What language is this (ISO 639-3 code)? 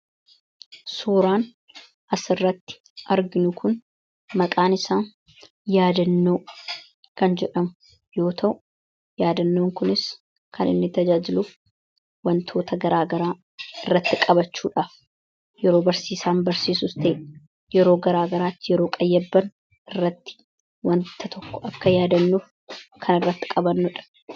orm